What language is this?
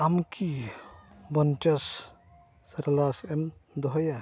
Santali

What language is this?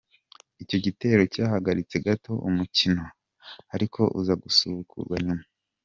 Kinyarwanda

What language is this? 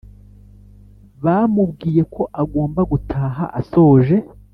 Kinyarwanda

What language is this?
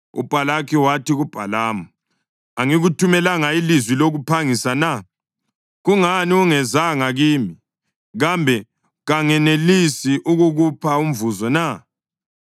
North Ndebele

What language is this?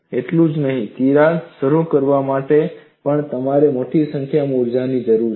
Gujarati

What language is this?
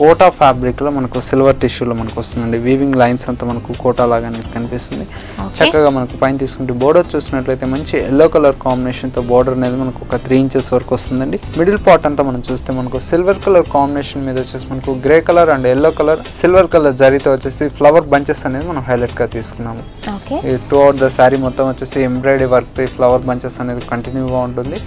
Telugu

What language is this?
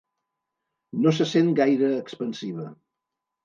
Catalan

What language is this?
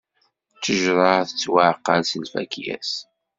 Kabyle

